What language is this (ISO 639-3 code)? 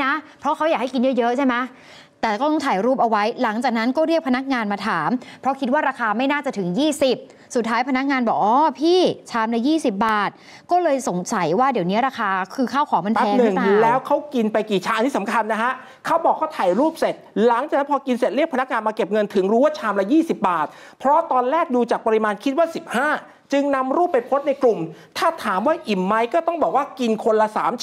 tha